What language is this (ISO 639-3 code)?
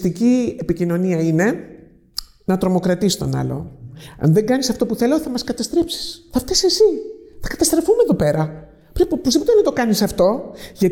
ell